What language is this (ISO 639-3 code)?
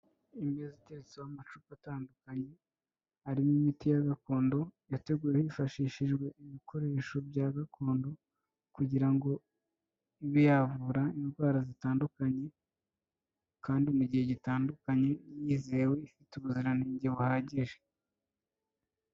kin